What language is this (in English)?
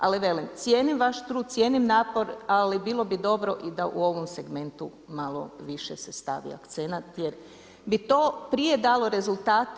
Croatian